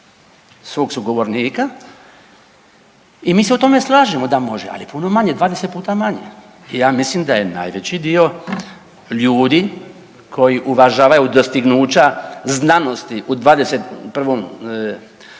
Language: Croatian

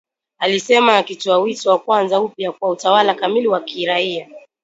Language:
Swahili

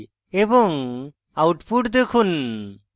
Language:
Bangla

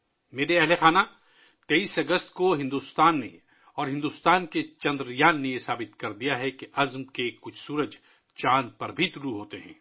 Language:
Urdu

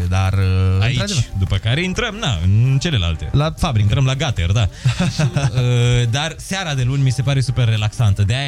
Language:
Romanian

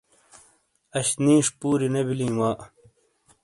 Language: Shina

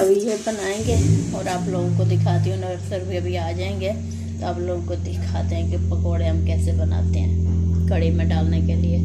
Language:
Hindi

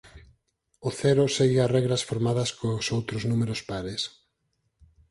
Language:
Galician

